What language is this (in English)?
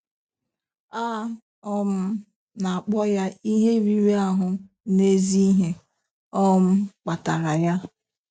Igbo